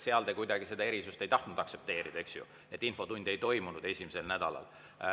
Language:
Estonian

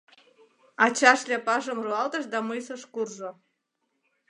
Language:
Mari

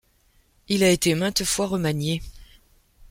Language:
French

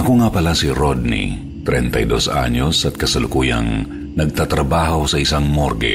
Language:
Filipino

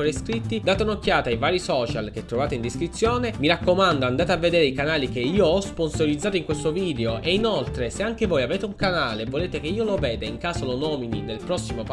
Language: Italian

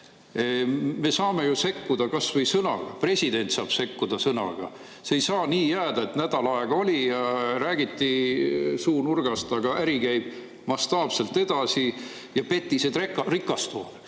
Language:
Estonian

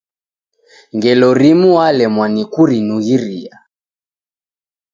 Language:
Taita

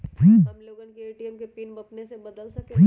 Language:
Magahi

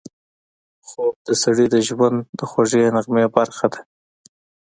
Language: Pashto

